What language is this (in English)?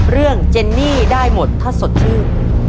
Thai